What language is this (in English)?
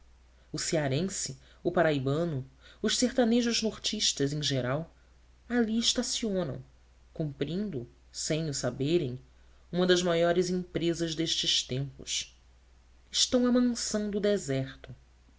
Portuguese